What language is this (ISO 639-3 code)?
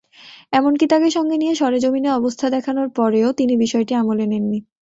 ben